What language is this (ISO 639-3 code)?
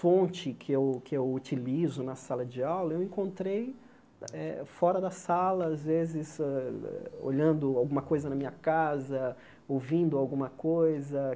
por